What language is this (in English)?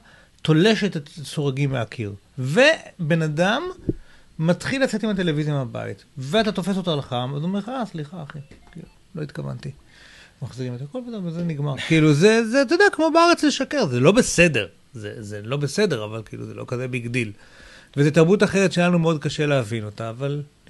Hebrew